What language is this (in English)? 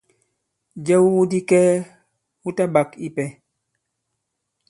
Bankon